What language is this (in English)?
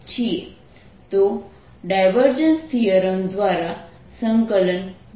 Gujarati